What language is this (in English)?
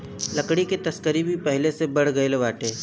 Bhojpuri